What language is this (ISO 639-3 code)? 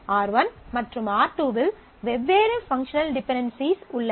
tam